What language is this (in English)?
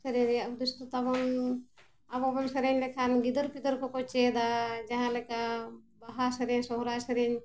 Santali